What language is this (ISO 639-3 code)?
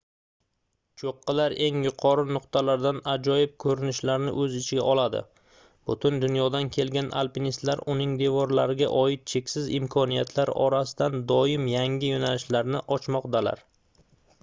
uzb